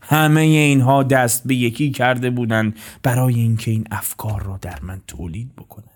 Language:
Persian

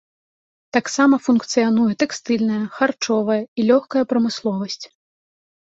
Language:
Belarusian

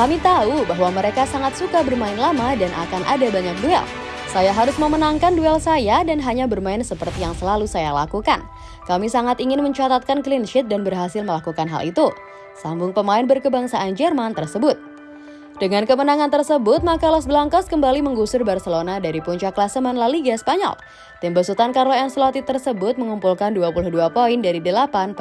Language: Indonesian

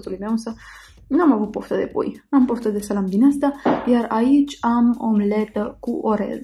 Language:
Romanian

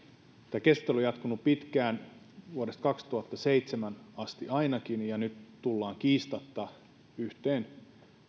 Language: Finnish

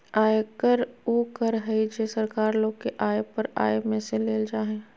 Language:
Magahi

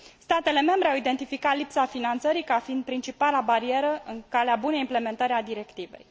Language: Romanian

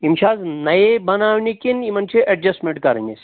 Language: Kashmiri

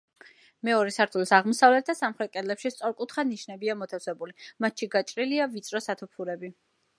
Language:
Georgian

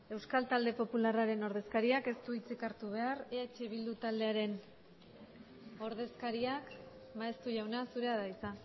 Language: Basque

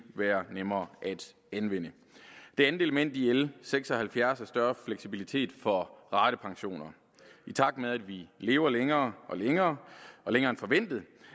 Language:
Danish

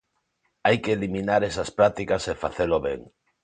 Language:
Galician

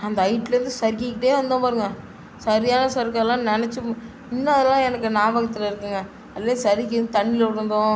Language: Tamil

